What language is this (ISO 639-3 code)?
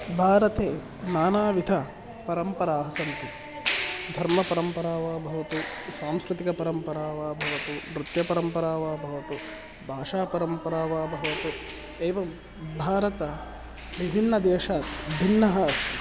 san